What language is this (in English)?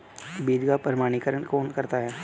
Hindi